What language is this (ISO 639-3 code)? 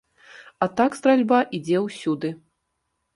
bel